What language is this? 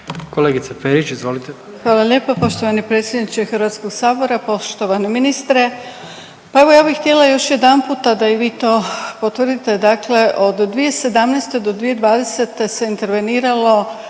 Croatian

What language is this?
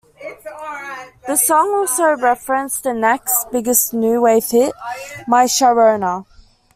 English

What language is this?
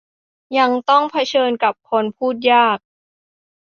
Thai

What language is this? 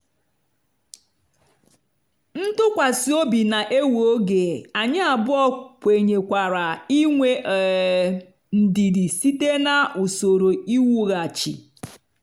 Igbo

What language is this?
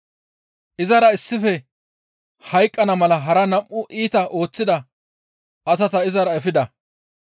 Gamo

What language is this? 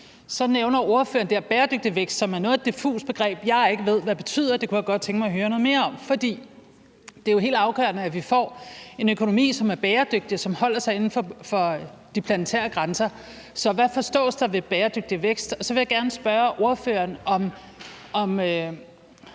Danish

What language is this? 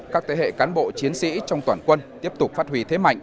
Vietnamese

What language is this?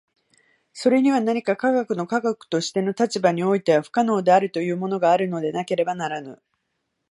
Japanese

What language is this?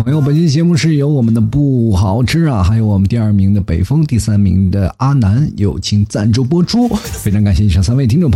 Chinese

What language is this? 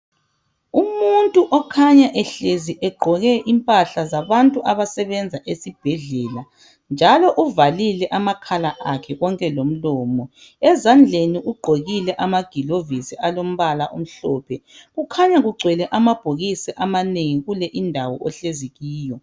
North Ndebele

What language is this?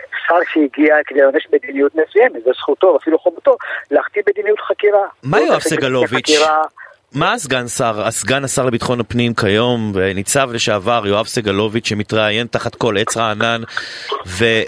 Hebrew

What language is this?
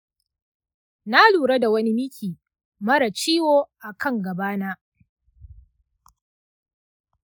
Hausa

